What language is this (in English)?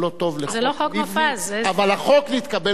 Hebrew